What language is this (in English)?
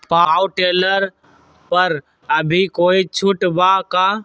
Magahi